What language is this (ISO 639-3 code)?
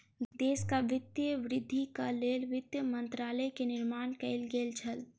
mai